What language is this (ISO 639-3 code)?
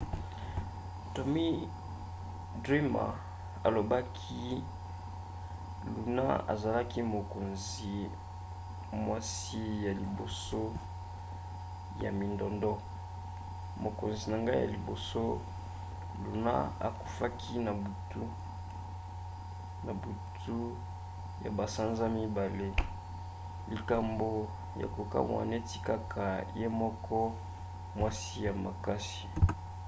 lin